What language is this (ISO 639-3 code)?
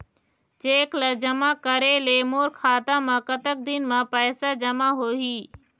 hne